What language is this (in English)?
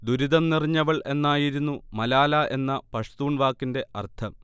Malayalam